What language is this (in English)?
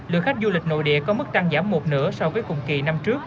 Vietnamese